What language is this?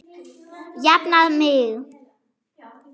Icelandic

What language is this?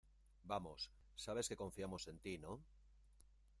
Spanish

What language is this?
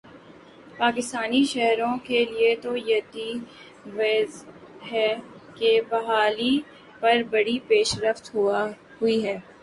Urdu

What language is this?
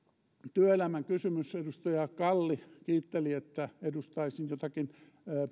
Finnish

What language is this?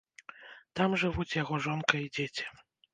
Belarusian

